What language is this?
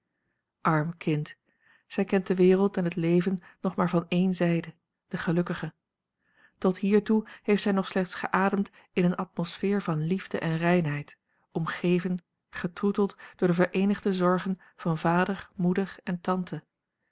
Dutch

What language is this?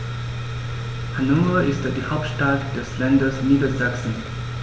German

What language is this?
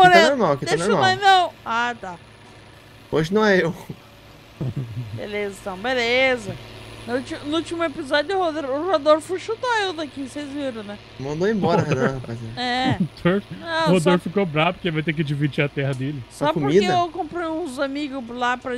Portuguese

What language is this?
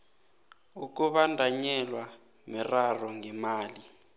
South Ndebele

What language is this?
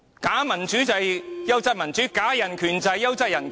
Cantonese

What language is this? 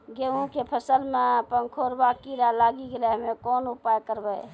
Maithili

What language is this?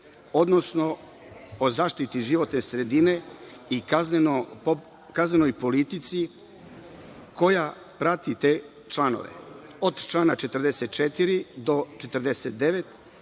Serbian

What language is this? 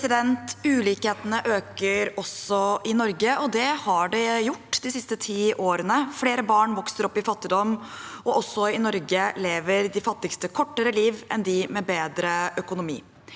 Norwegian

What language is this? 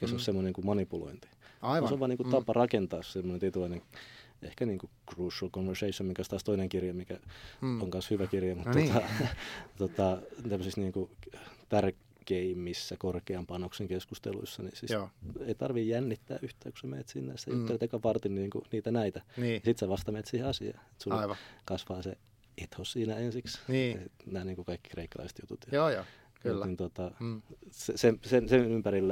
Finnish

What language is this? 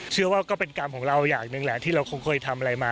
Thai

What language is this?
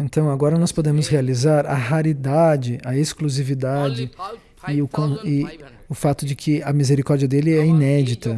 Portuguese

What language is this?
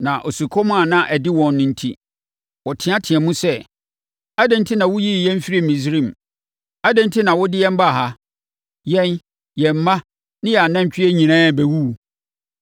Akan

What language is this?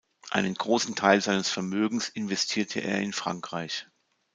German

